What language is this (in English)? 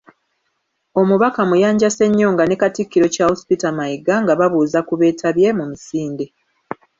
Ganda